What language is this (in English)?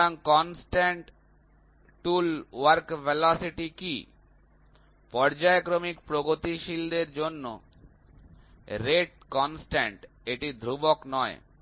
Bangla